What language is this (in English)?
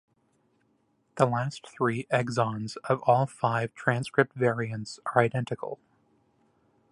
English